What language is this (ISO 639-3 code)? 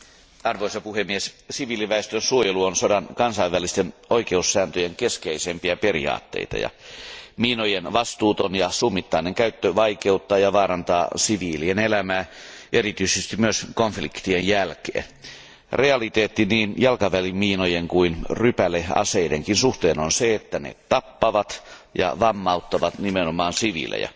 fin